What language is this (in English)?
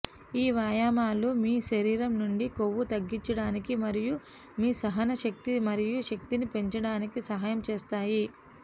Telugu